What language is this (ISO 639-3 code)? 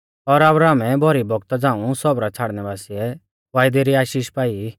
bfz